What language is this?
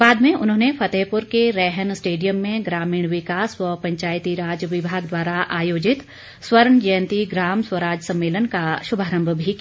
Hindi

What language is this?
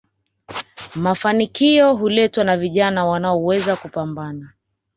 Swahili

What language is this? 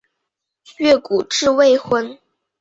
Chinese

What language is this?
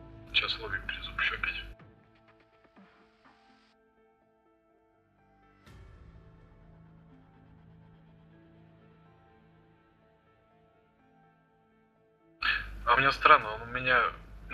Russian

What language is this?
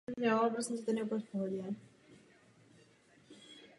Czech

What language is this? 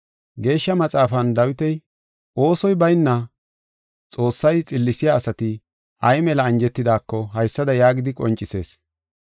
Gofa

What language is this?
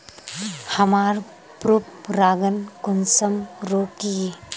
Magahi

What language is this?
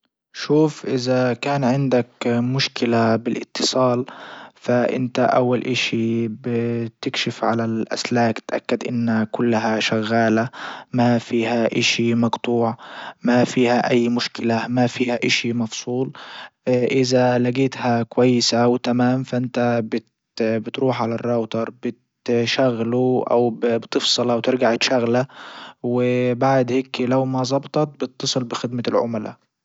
Libyan Arabic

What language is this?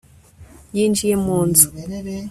Kinyarwanda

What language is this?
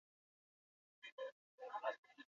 Basque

